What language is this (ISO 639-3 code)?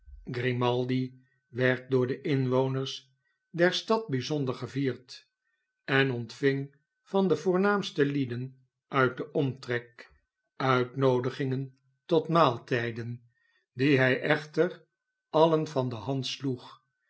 nld